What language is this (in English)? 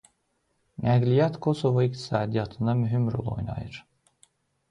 Azerbaijani